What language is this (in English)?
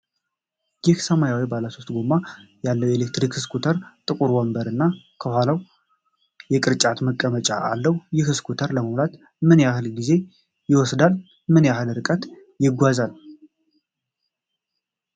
Amharic